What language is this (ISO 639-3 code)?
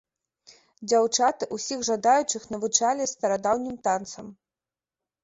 bel